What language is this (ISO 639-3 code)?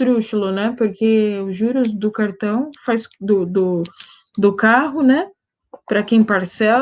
por